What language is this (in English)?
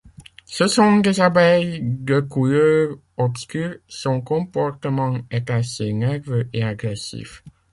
French